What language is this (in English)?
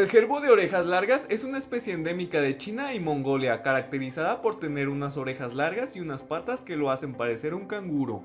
Spanish